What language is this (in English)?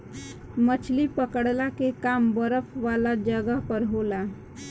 Bhojpuri